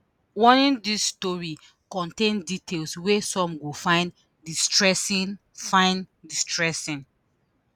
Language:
Nigerian Pidgin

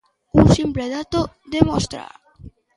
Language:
Galician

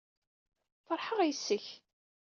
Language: Kabyle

